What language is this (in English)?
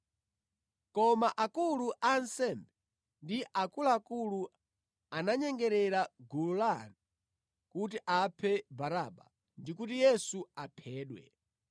Nyanja